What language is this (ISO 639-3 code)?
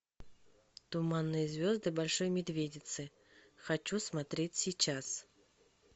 rus